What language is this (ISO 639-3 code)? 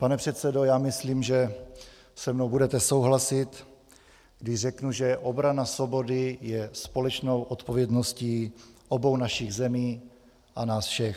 ces